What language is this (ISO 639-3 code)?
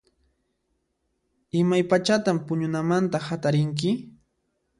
qxp